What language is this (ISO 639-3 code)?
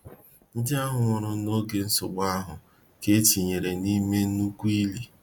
ibo